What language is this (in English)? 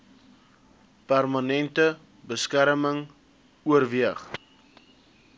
Afrikaans